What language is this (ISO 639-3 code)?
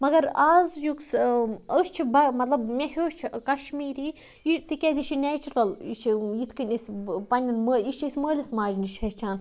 kas